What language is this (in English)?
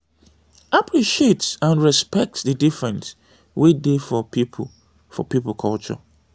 Nigerian Pidgin